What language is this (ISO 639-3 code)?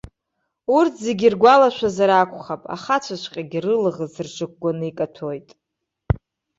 abk